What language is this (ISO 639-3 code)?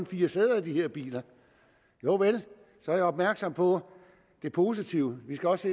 dan